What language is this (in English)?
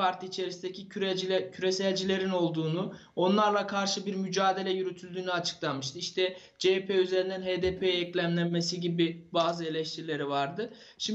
Turkish